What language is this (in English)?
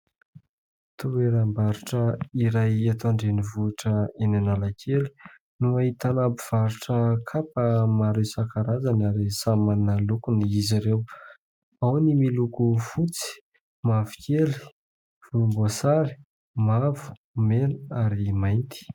Malagasy